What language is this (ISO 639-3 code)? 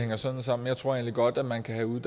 dan